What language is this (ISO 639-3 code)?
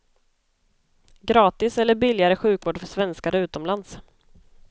swe